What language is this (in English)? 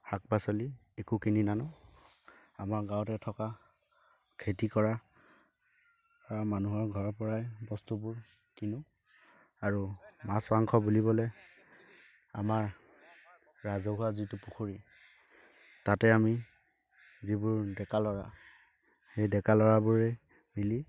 Assamese